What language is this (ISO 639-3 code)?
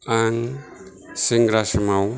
brx